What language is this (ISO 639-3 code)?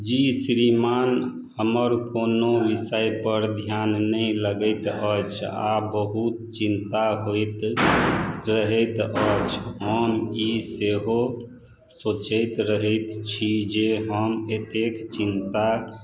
mai